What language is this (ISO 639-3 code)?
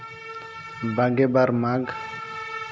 sat